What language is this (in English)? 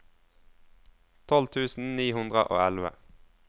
Norwegian